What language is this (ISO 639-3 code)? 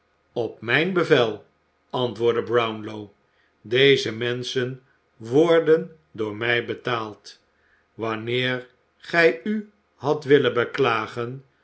nld